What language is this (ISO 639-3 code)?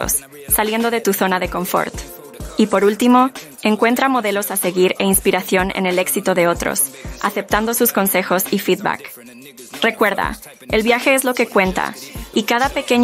spa